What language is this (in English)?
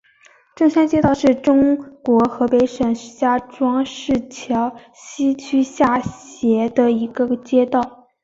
Chinese